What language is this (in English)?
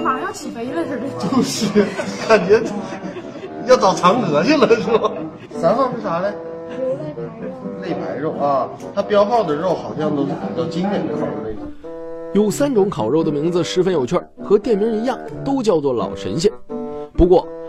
Chinese